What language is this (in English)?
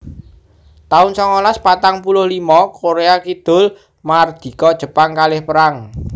Javanese